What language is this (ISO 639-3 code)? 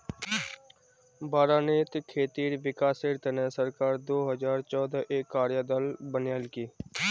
mag